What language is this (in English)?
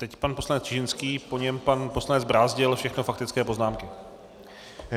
Czech